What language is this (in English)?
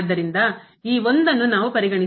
Kannada